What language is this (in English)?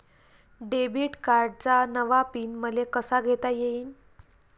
Marathi